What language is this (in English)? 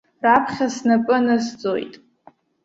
Abkhazian